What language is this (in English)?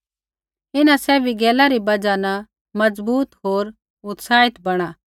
Kullu Pahari